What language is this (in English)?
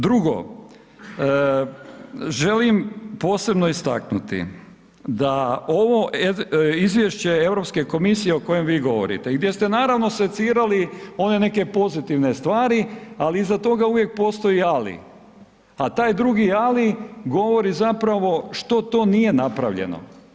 Croatian